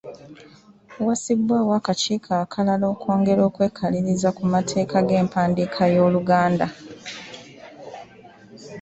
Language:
Ganda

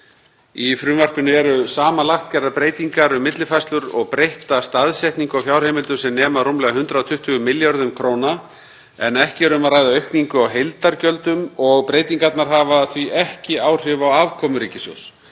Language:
Icelandic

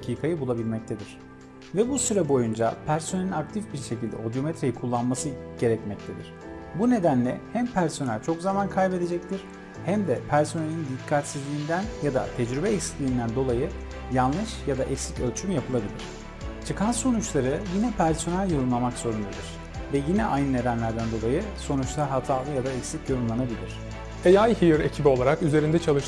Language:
Turkish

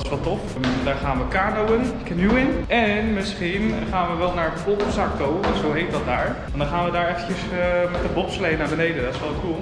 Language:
Dutch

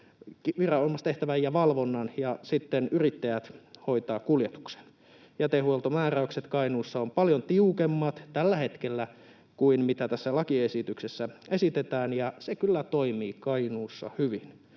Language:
Finnish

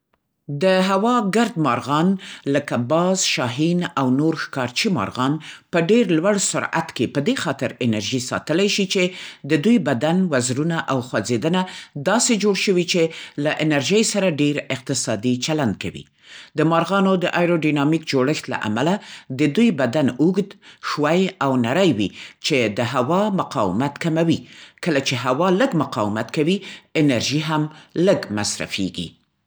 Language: Central Pashto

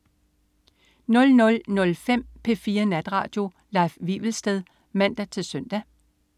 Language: Danish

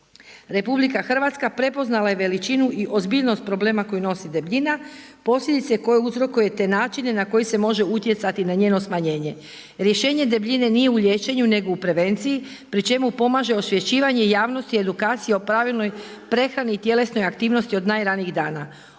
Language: Croatian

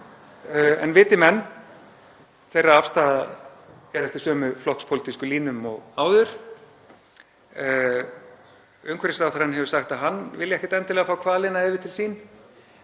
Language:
Icelandic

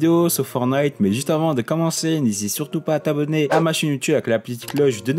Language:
French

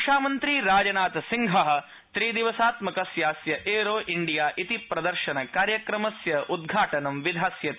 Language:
Sanskrit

